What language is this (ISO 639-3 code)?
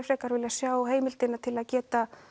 isl